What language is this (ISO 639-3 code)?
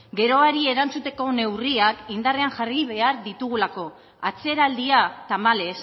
eus